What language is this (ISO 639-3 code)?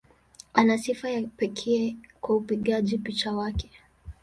swa